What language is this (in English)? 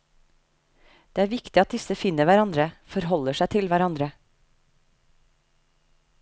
Norwegian